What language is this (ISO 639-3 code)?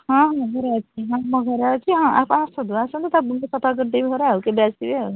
ori